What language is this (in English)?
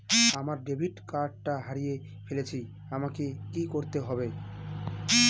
Bangla